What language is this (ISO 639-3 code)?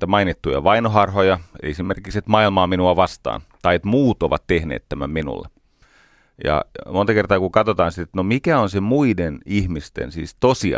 fin